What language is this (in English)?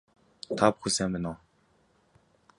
Mongolian